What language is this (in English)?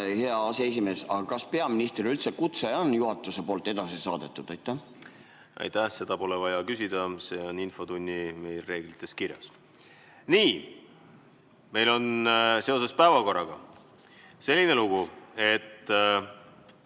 Estonian